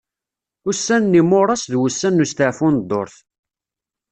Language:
Kabyle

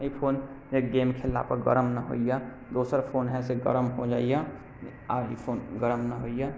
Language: Maithili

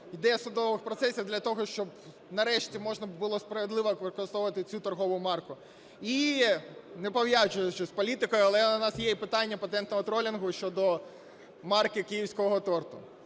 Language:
Ukrainian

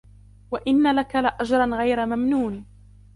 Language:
Arabic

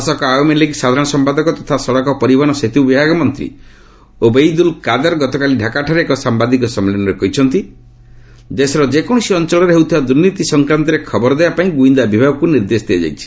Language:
Odia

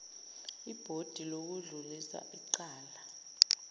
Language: Zulu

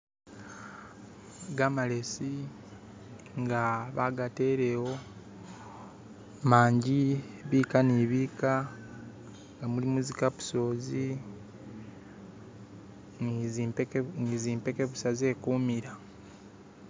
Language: Masaaba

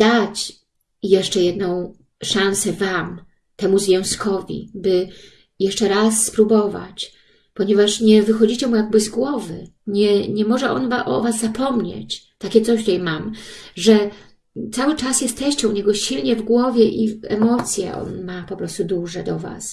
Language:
Polish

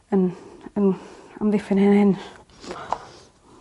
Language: Welsh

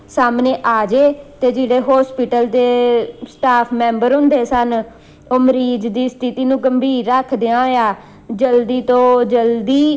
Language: Punjabi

